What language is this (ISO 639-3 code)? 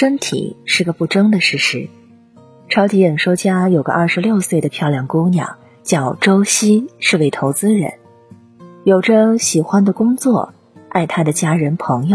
zho